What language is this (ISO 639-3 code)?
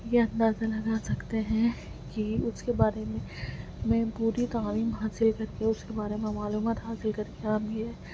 urd